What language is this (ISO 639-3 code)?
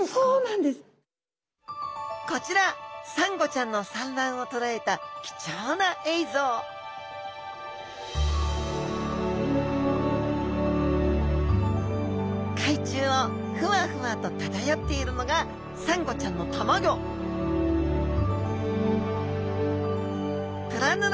jpn